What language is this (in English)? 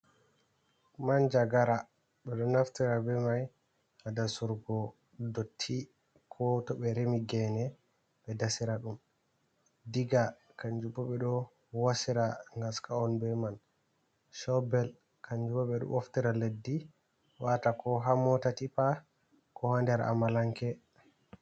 Fula